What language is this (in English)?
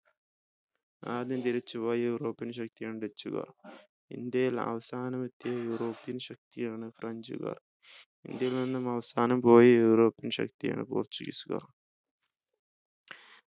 Malayalam